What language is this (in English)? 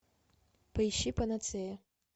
Russian